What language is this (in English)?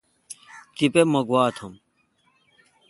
Kalkoti